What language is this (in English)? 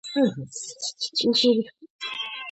Georgian